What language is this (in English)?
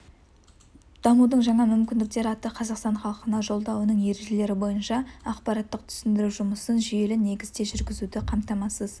Kazakh